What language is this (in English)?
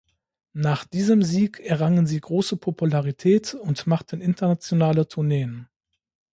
German